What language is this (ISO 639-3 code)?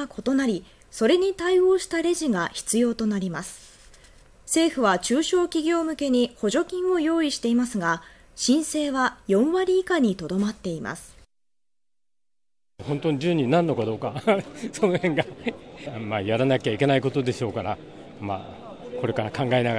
jpn